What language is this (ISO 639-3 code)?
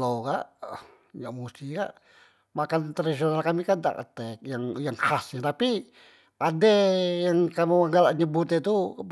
mui